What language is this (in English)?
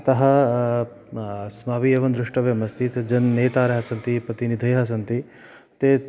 Sanskrit